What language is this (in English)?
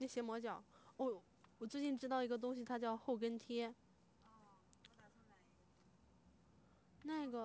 Chinese